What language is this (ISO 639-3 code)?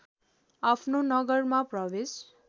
nep